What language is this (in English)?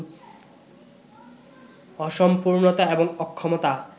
Bangla